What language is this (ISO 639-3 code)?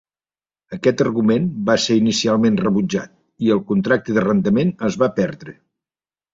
cat